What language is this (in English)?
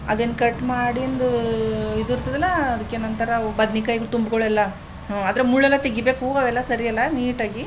Kannada